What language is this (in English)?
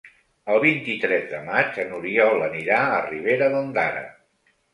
Catalan